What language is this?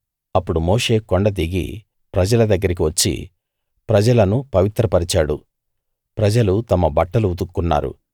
Telugu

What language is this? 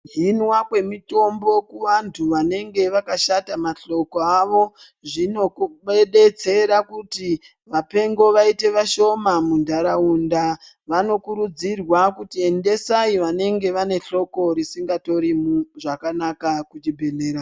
Ndau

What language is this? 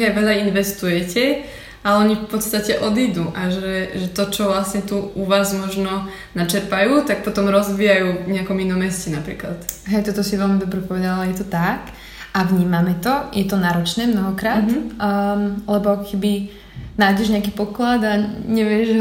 Slovak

